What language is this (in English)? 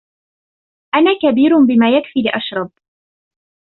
Arabic